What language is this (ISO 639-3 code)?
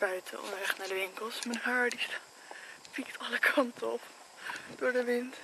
nld